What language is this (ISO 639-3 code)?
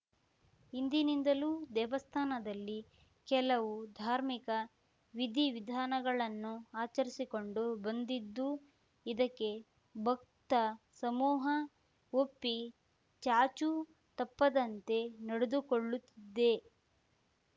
kan